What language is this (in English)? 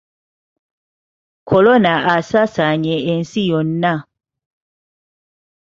Ganda